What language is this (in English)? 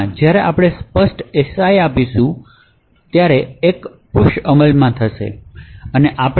Gujarati